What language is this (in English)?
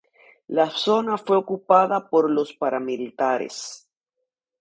Spanish